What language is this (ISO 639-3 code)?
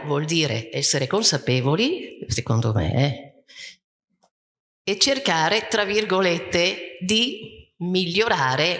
ita